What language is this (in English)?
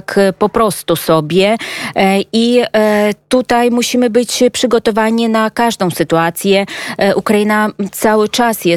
Polish